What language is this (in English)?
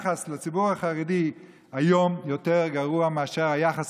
Hebrew